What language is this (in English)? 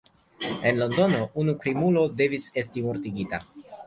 Esperanto